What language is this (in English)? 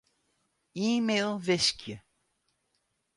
Western Frisian